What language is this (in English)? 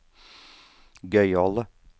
Norwegian